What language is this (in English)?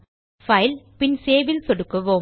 Tamil